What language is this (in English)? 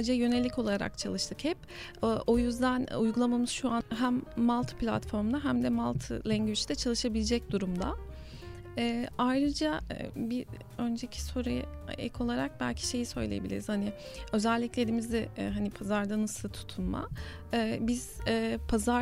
Turkish